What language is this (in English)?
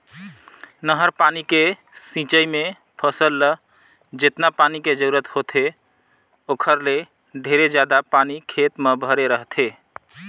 Chhattisgarhi